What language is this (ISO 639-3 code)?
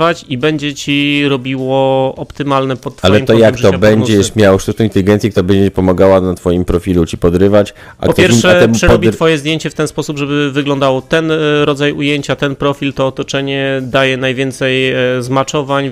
pol